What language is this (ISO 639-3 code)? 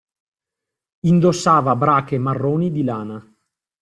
ita